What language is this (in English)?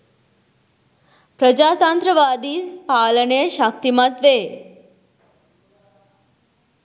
Sinhala